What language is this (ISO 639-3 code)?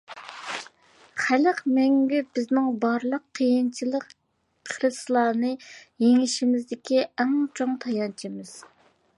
uig